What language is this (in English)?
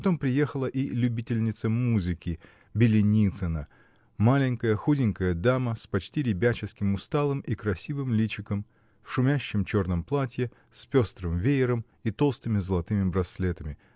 Russian